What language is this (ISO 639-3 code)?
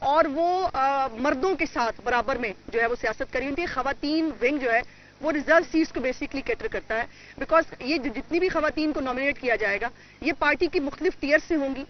hin